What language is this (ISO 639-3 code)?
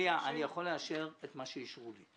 heb